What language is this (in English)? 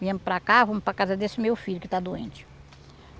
Portuguese